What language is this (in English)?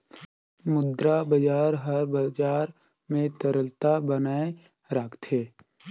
Chhattisgarhi